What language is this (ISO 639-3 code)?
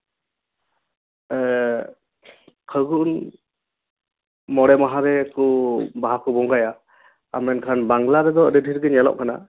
sat